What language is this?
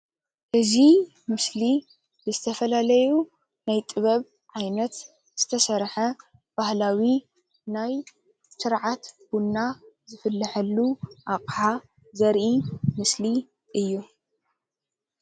Tigrinya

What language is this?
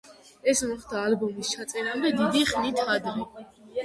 Georgian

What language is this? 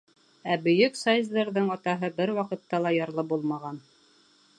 Bashkir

